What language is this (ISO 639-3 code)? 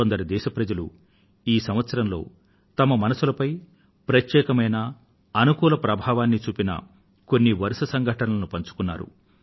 tel